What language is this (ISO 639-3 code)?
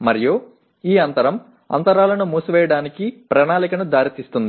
tel